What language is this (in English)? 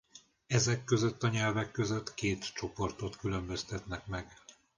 Hungarian